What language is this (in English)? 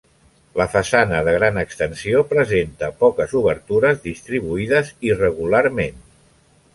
Catalan